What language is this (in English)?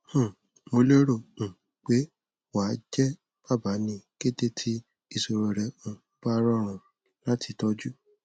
Yoruba